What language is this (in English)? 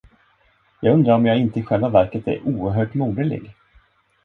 Swedish